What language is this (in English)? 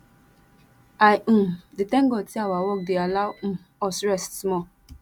Nigerian Pidgin